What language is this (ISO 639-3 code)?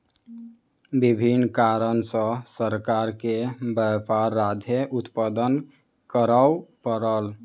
mai